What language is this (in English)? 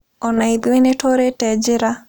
Kikuyu